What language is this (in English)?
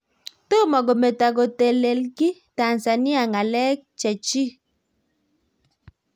Kalenjin